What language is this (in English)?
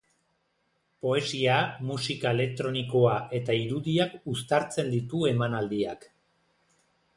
Basque